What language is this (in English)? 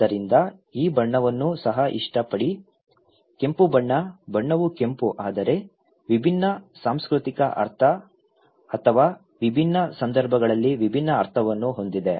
Kannada